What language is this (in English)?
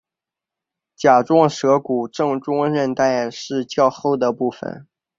Chinese